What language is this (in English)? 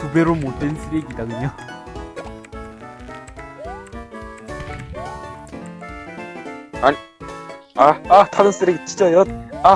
Korean